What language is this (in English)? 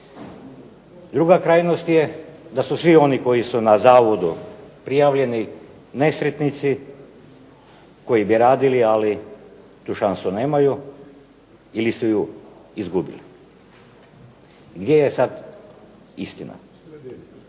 Croatian